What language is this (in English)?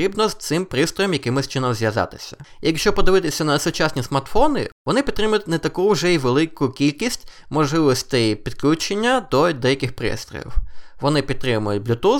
Ukrainian